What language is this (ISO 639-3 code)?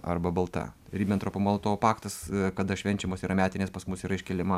lit